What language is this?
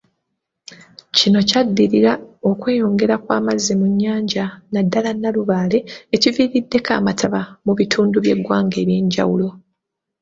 Ganda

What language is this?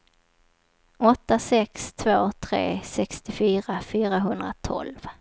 Swedish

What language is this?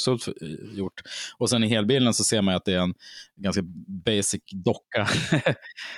Swedish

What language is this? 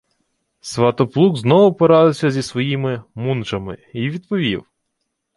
Ukrainian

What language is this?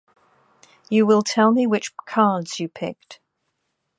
English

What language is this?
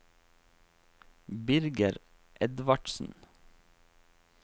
Norwegian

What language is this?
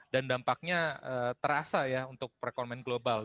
Indonesian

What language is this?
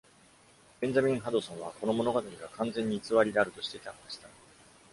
Japanese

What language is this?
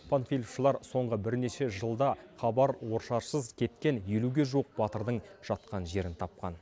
Kazakh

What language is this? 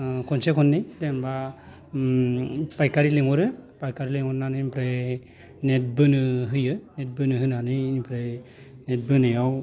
Bodo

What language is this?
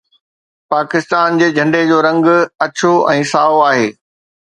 Sindhi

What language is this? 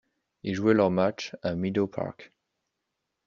French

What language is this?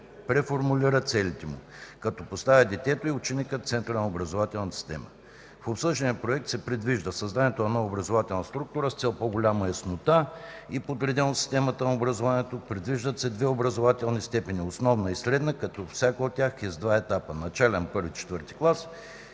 Bulgarian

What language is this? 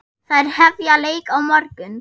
Icelandic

